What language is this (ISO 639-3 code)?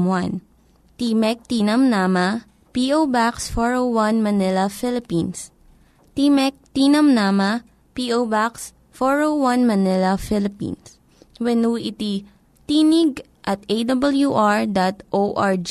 fil